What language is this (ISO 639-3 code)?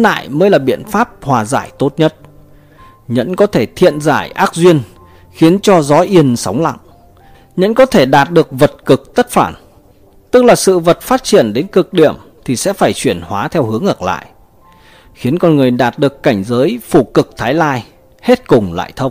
vie